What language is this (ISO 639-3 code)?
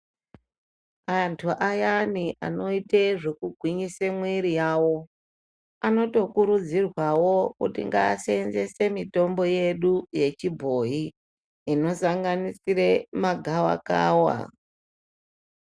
ndc